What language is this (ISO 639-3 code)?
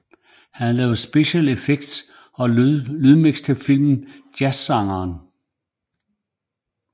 dan